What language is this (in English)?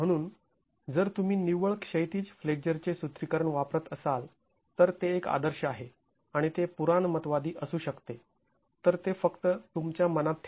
Marathi